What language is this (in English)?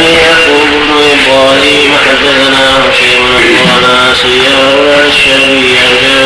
Arabic